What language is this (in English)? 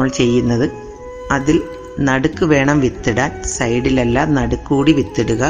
Malayalam